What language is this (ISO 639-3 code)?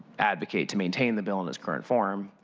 eng